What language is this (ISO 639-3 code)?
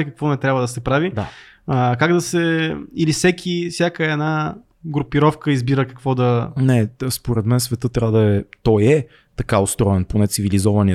bul